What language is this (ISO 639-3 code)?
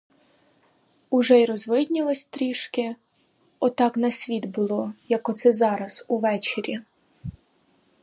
ukr